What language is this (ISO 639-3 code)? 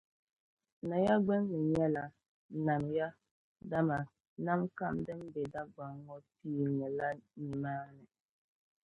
dag